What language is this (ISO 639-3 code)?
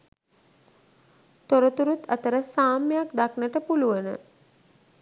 sin